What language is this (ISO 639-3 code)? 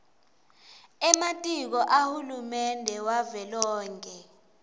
ssw